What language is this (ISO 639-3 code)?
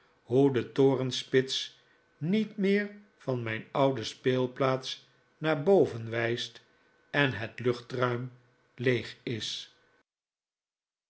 nld